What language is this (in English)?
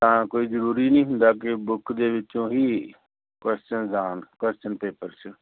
Punjabi